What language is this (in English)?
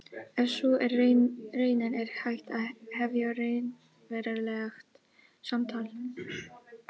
Icelandic